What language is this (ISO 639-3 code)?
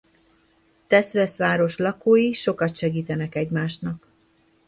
hun